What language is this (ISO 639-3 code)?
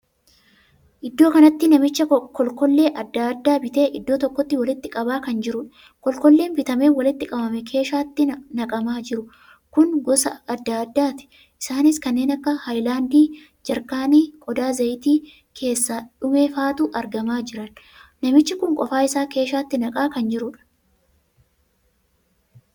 orm